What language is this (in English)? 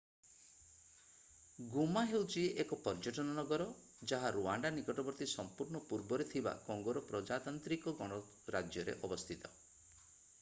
Odia